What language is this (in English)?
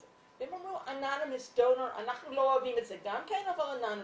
Hebrew